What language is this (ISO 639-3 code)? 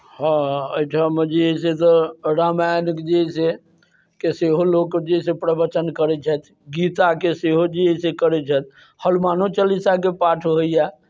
mai